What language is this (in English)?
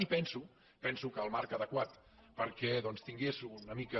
Catalan